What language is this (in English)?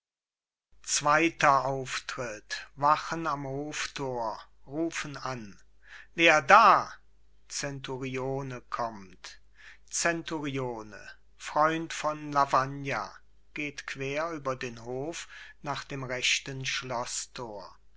German